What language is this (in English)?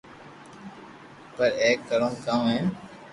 Loarki